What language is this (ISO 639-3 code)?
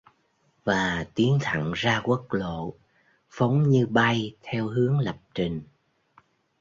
vie